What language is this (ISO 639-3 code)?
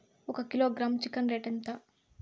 tel